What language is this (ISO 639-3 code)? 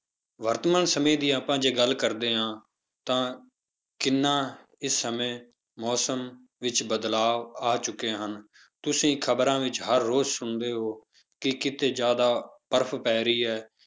pan